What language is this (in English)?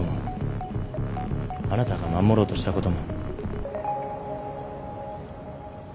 Japanese